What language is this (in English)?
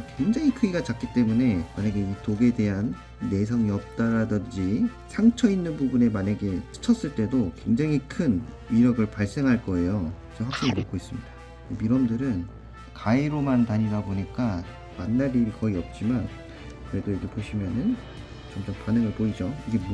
Korean